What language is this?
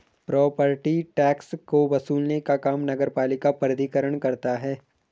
Hindi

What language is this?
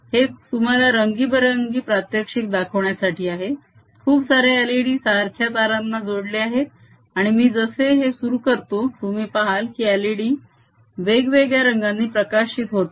Marathi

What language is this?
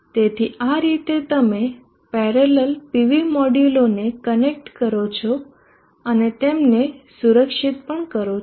Gujarati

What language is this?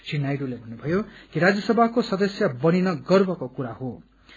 Nepali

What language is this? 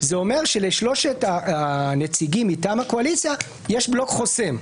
Hebrew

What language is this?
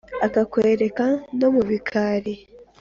Kinyarwanda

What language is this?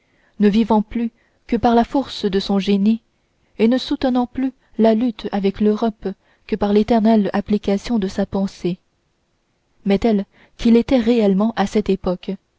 French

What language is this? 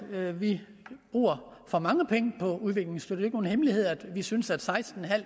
Danish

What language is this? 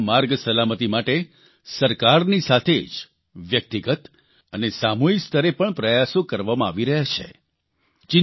Gujarati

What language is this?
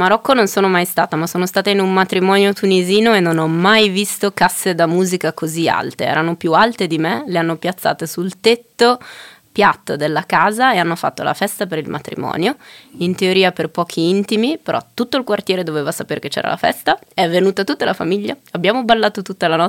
Italian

